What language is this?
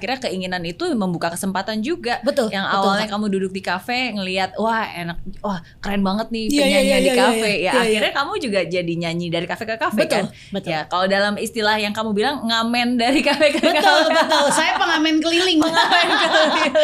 Indonesian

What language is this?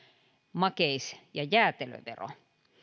Finnish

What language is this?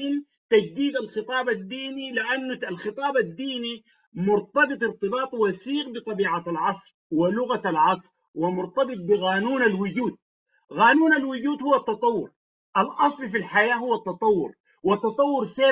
Arabic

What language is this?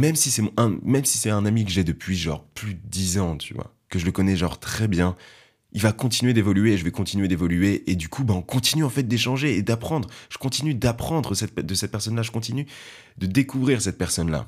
French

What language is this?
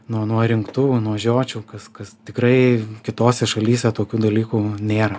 Lithuanian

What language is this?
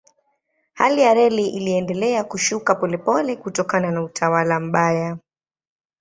Swahili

